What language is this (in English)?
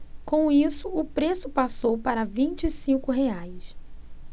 Portuguese